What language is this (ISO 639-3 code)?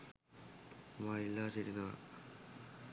sin